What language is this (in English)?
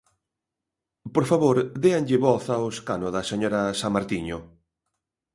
Galician